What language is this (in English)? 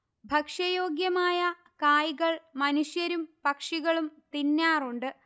Malayalam